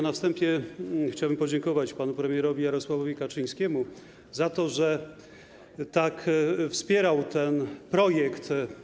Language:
Polish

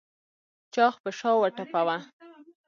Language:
Pashto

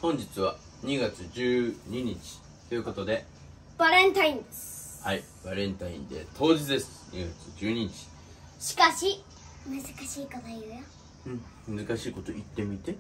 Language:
Japanese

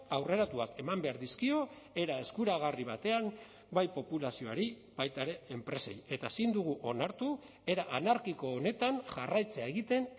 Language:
Basque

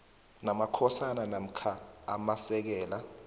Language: South Ndebele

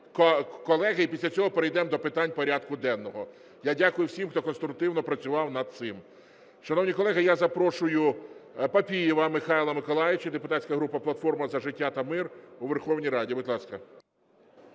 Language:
Ukrainian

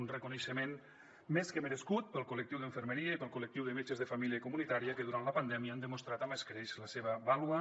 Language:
Catalan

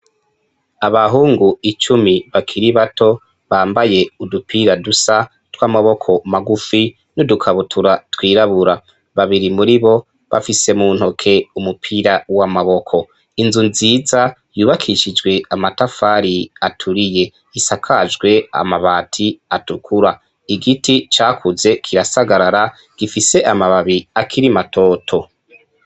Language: Rundi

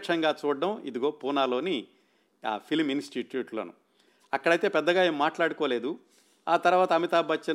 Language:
Telugu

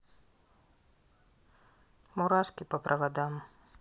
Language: Russian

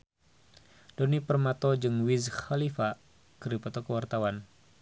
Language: Sundanese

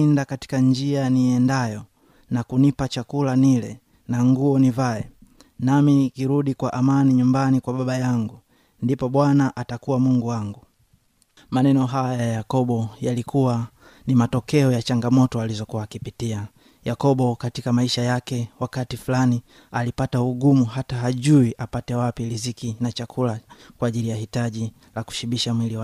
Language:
Swahili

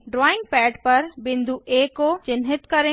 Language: Hindi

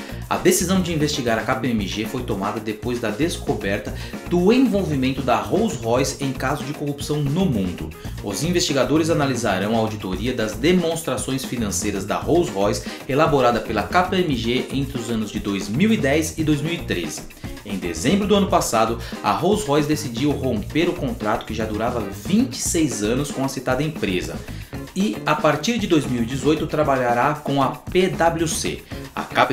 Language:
Portuguese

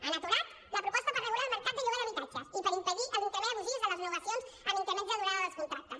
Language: Catalan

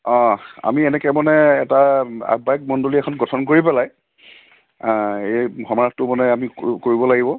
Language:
Assamese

